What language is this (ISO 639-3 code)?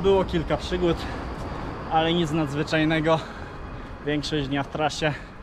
pol